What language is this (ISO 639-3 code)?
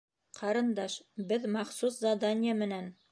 bak